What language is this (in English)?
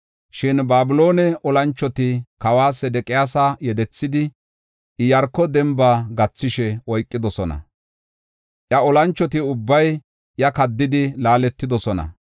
Gofa